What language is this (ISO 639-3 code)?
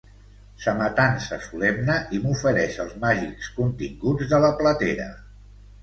cat